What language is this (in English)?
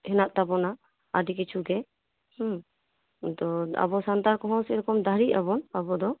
Santali